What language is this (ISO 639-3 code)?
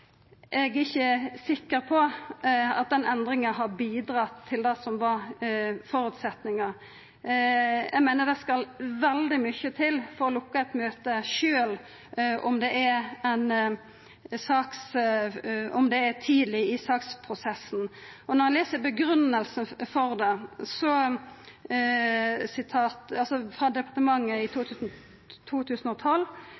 nno